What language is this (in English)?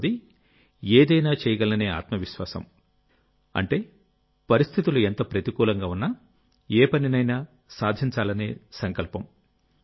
Telugu